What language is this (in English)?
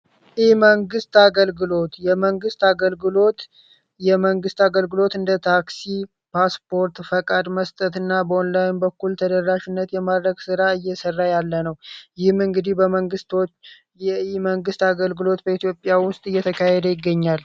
Amharic